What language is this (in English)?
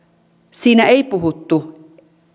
Finnish